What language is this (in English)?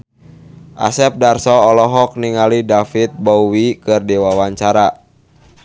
Sundanese